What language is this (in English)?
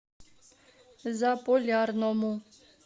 Russian